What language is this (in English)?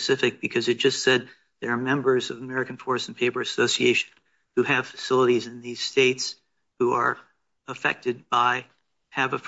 English